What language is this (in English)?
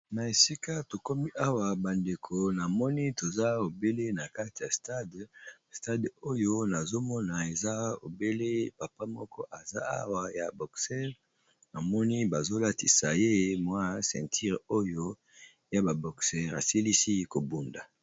Lingala